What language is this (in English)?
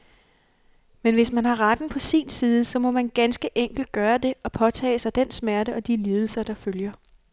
Danish